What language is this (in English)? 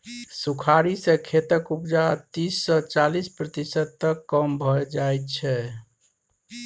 Maithili